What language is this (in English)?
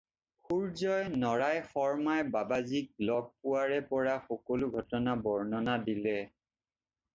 Assamese